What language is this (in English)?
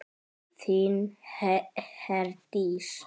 Icelandic